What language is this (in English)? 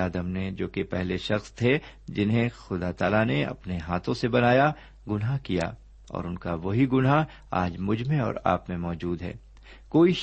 Urdu